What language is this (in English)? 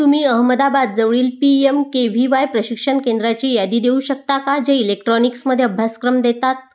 Marathi